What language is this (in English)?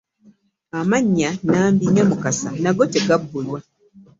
Ganda